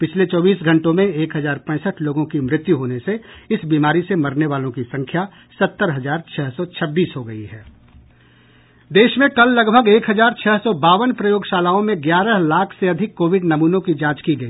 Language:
Hindi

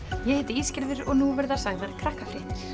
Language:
Icelandic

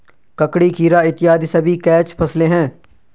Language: Hindi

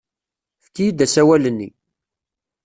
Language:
Kabyle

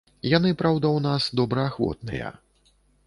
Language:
Belarusian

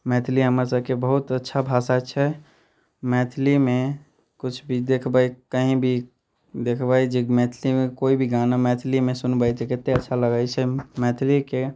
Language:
Maithili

